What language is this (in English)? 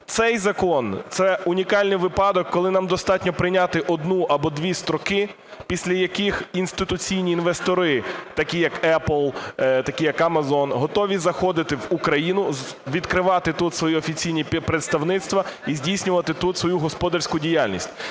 Ukrainian